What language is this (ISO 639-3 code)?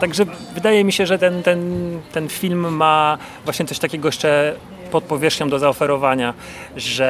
pol